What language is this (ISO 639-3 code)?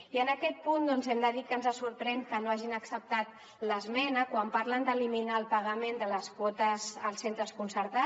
cat